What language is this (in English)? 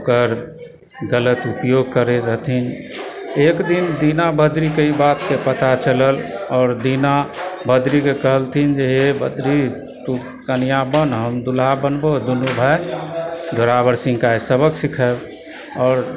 Maithili